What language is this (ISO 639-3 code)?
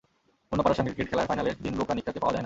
ben